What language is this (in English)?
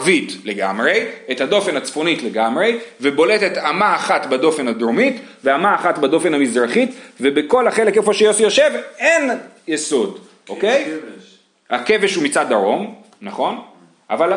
Hebrew